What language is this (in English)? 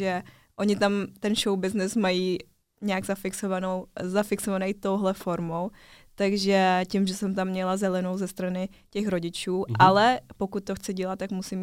Czech